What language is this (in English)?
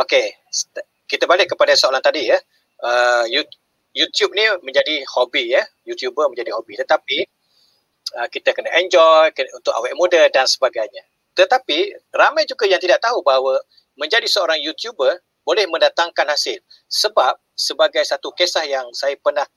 Malay